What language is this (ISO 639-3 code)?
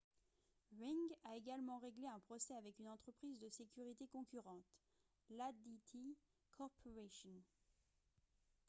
fra